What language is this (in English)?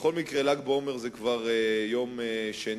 Hebrew